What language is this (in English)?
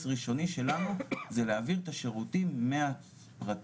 Hebrew